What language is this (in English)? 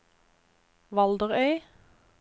Norwegian